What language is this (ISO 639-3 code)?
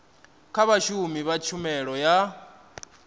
ven